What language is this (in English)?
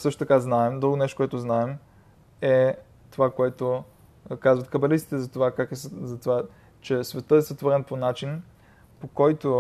Bulgarian